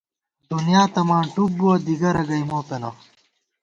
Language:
Gawar-Bati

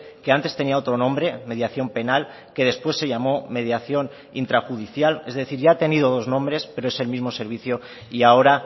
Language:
Spanish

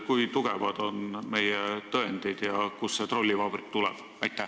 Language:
Estonian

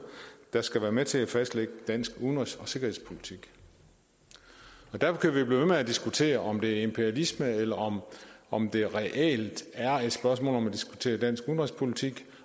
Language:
Danish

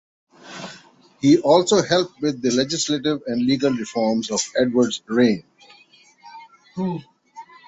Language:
English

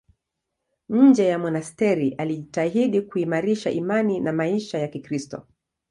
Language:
Swahili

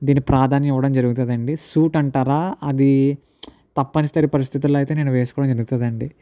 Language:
Telugu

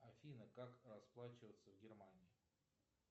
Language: Russian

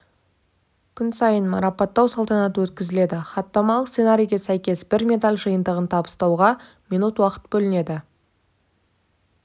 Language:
Kazakh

